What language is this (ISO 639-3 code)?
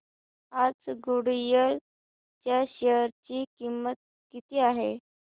mar